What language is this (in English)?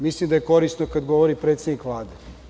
Serbian